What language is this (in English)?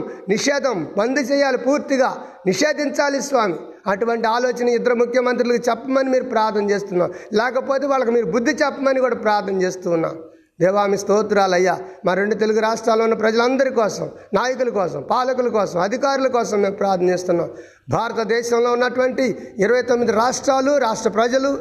Telugu